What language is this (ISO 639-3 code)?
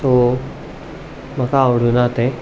kok